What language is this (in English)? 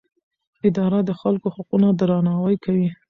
Pashto